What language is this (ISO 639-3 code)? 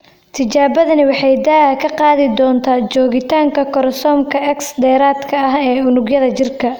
som